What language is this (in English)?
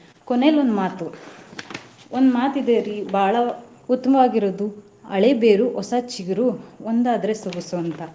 Kannada